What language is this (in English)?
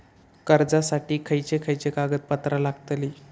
Marathi